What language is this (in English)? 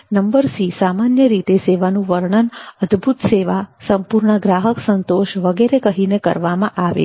Gujarati